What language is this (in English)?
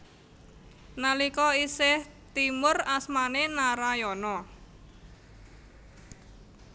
Javanese